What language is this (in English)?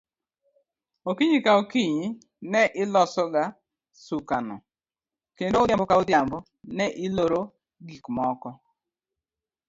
Luo (Kenya and Tanzania)